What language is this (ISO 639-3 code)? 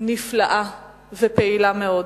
heb